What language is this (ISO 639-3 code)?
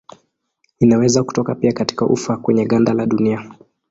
swa